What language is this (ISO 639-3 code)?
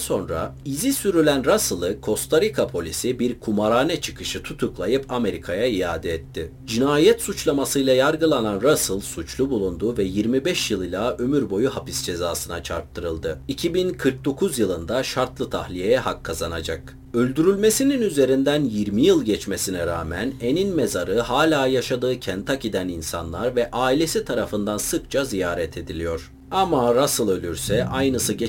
tur